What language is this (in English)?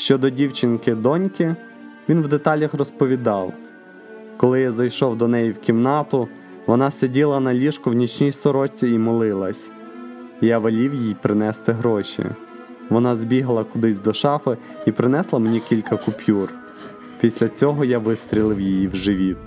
Ukrainian